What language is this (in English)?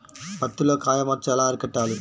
Telugu